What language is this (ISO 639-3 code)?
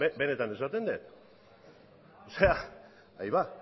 eus